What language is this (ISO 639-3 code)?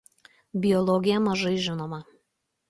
lit